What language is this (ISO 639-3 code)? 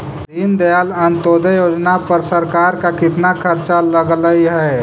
mag